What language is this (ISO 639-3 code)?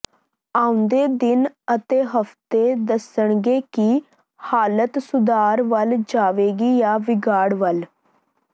pan